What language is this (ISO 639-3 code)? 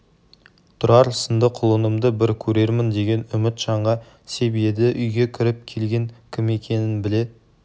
kaz